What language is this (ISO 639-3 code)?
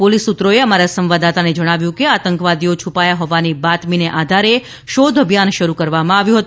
guj